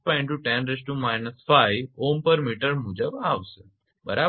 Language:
Gujarati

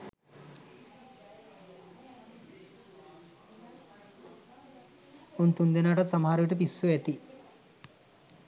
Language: Sinhala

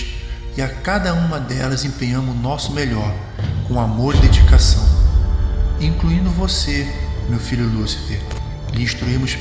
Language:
Portuguese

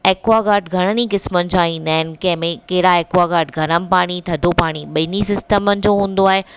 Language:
Sindhi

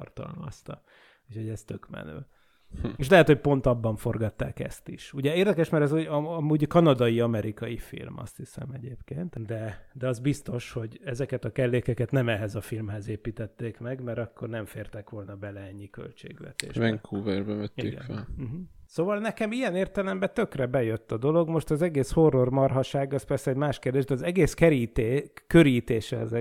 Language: Hungarian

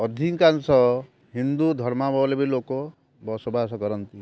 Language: Odia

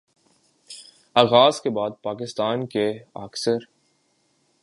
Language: Urdu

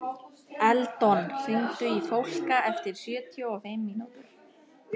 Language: Icelandic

